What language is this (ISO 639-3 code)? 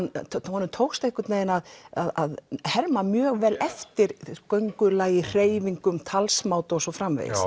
isl